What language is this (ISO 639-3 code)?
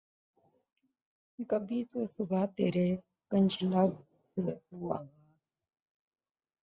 urd